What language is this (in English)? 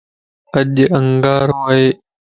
Lasi